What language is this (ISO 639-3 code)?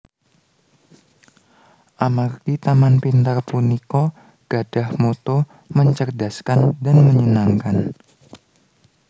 jav